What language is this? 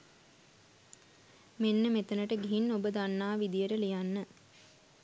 Sinhala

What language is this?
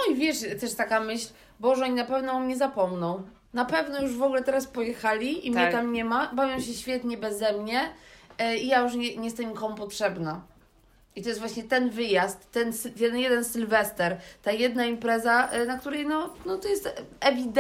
Polish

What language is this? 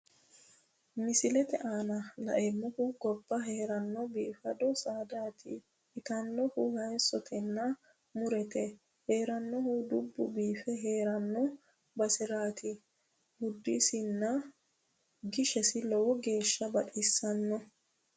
Sidamo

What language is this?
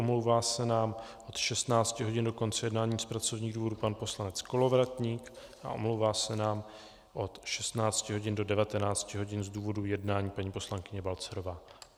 Czech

